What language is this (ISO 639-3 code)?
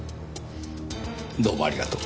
jpn